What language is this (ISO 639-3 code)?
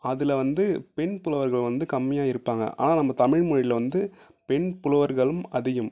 tam